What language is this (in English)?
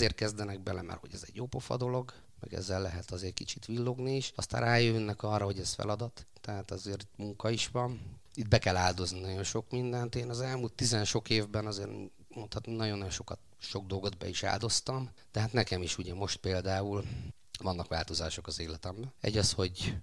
Hungarian